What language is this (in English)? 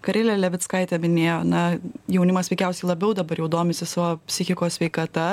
Lithuanian